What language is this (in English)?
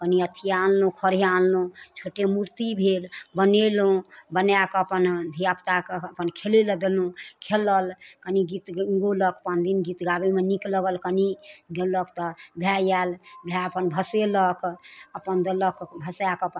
Maithili